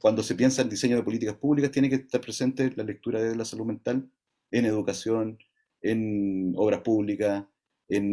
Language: Spanish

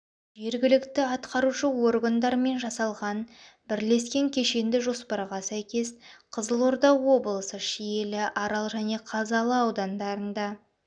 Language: Kazakh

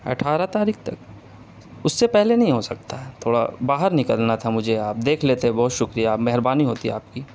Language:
Urdu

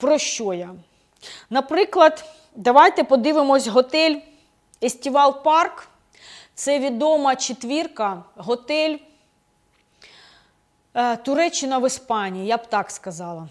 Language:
Ukrainian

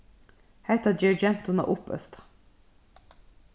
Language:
Faroese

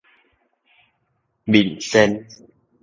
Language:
Min Nan Chinese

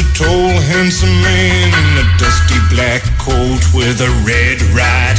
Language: Greek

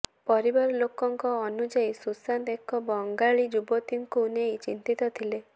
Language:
Odia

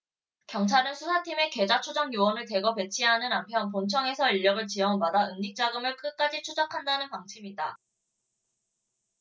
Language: Korean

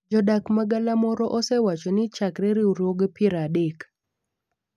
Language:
Luo (Kenya and Tanzania)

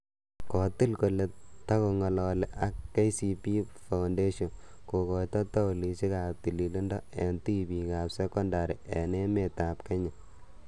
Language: Kalenjin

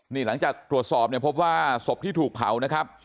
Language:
Thai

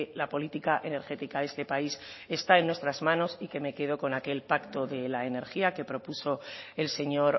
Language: Spanish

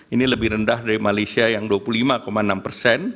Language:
Indonesian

